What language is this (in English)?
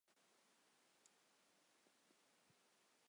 Chinese